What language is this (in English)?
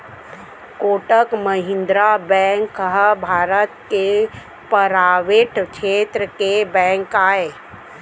Chhattisgarhi